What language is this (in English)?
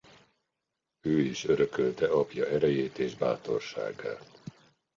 Hungarian